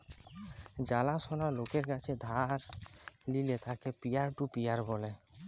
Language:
Bangla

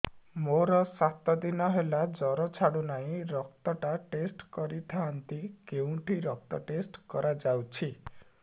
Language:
Odia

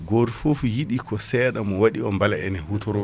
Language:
Fula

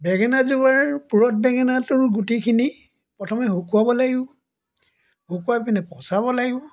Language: Assamese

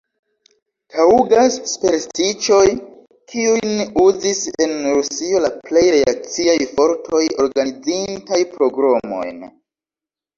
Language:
Esperanto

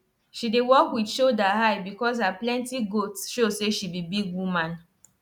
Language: Nigerian Pidgin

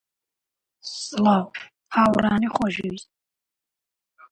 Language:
Central Kurdish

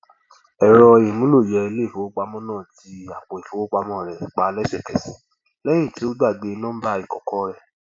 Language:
Yoruba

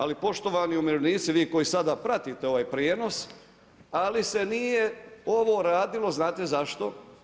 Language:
Croatian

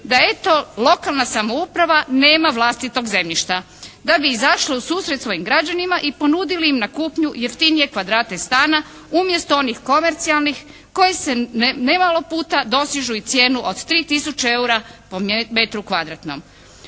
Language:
Croatian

